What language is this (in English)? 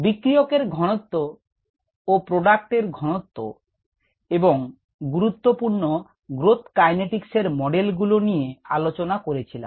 Bangla